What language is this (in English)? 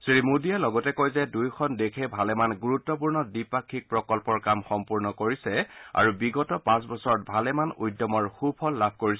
Assamese